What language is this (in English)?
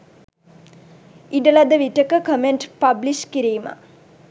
Sinhala